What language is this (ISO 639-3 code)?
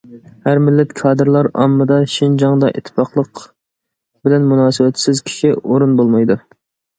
uig